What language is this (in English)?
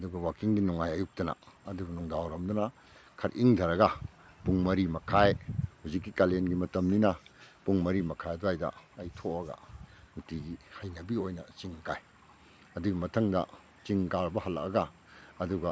Manipuri